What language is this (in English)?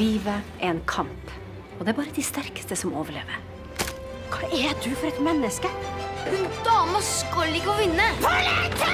Norwegian